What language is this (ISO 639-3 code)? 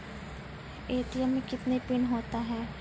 mai